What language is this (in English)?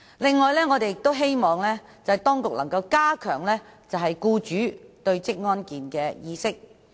Cantonese